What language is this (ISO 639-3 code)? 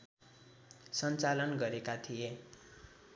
nep